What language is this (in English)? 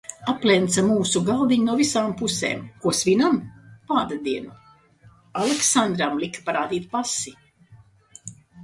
Latvian